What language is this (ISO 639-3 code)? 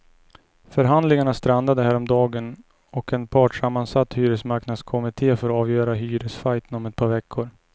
swe